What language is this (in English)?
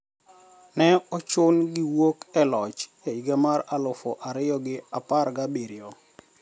Luo (Kenya and Tanzania)